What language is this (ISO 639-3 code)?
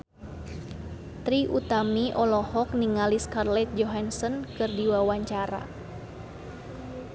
sun